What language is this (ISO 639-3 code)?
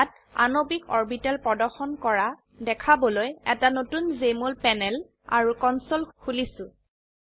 asm